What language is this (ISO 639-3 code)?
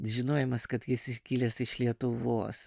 lit